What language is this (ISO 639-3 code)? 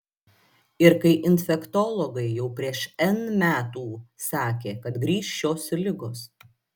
lit